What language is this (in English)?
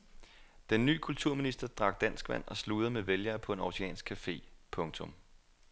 Danish